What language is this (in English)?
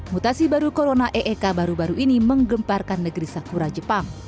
Indonesian